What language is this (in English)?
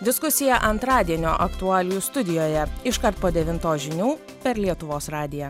Lithuanian